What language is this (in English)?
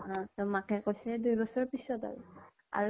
Assamese